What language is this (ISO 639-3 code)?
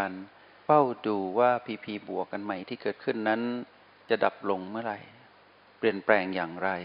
tha